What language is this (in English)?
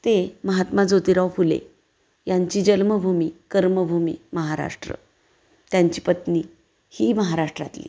Marathi